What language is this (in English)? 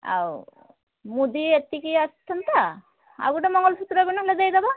Odia